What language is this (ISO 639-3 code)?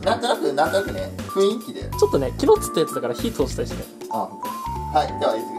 jpn